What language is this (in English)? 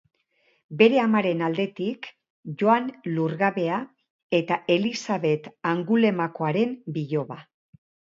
Basque